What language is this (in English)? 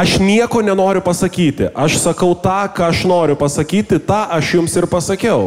Lithuanian